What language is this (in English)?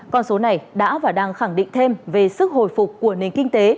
Vietnamese